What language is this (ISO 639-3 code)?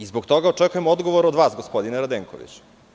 srp